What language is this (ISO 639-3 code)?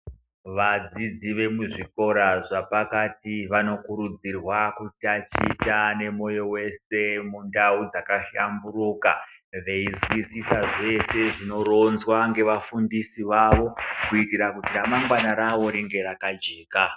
ndc